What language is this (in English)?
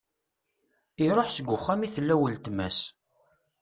Kabyle